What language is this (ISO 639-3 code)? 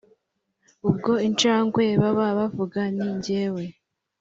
kin